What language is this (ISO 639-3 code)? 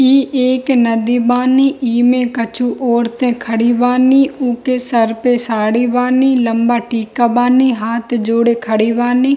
hin